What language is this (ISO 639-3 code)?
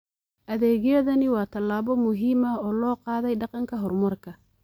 som